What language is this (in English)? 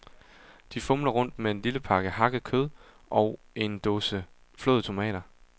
Danish